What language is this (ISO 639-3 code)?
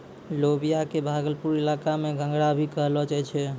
mai